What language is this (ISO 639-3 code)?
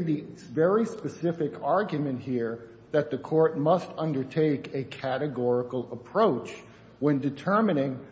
eng